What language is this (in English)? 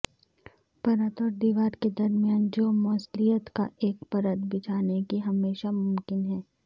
Urdu